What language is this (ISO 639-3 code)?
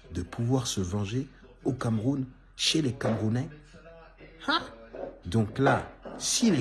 fra